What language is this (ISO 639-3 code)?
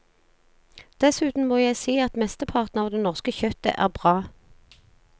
nor